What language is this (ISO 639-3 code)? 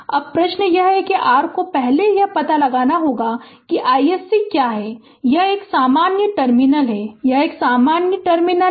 hin